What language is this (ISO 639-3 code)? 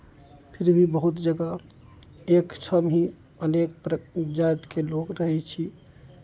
mai